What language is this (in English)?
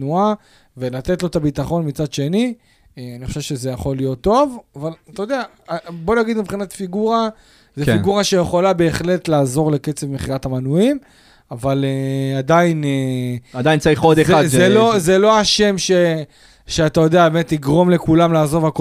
Hebrew